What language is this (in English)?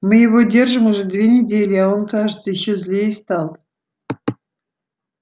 Russian